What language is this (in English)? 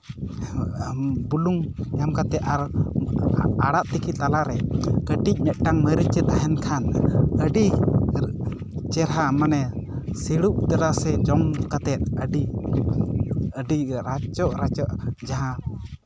Santali